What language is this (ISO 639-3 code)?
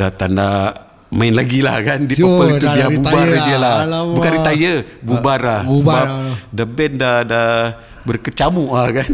msa